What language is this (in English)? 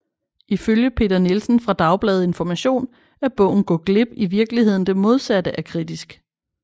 Danish